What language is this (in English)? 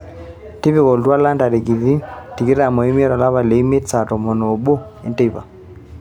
Masai